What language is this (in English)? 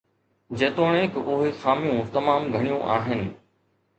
Sindhi